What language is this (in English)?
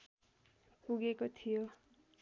Nepali